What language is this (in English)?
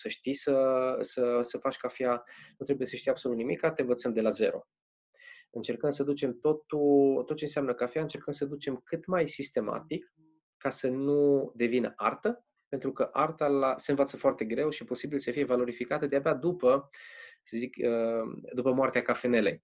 Romanian